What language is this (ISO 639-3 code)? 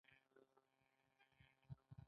pus